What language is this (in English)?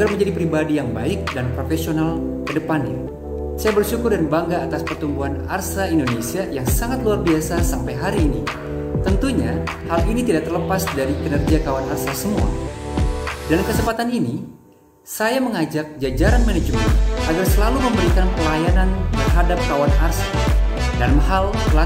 Indonesian